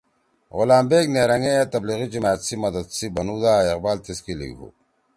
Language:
Torwali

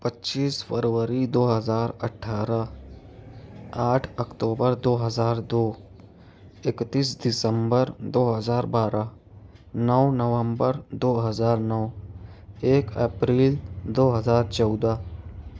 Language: Urdu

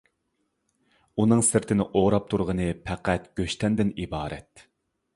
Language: Uyghur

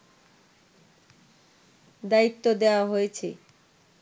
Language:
Bangla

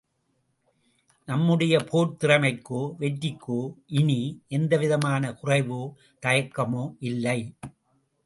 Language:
Tamil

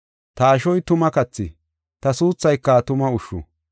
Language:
Gofa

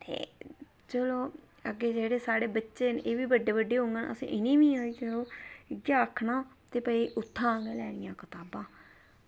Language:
Dogri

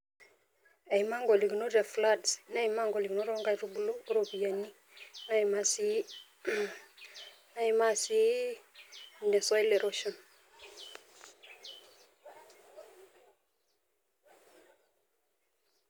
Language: Masai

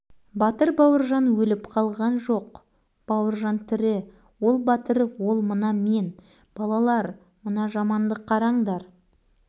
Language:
Kazakh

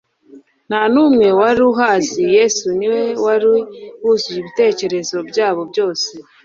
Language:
Kinyarwanda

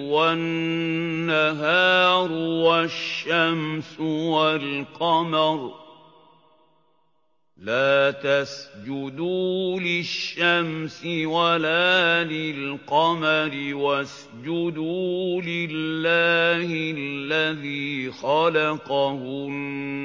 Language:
Arabic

